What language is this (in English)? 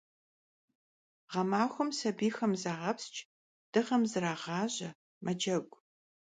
Kabardian